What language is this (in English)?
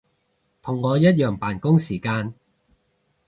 Cantonese